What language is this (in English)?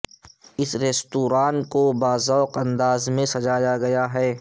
Urdu